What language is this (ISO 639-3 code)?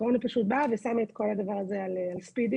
heb